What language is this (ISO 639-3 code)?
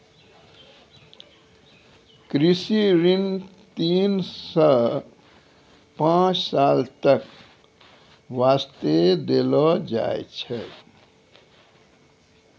mai